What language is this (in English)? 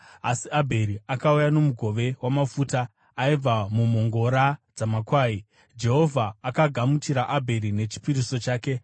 Shona